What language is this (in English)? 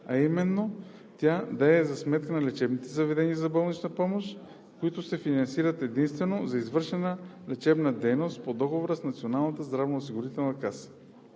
Bulgarian